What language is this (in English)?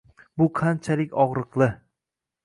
Uzbek